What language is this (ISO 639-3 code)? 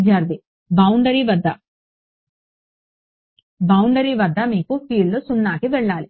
tel